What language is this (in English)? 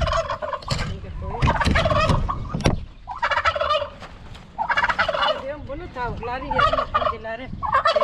Turkish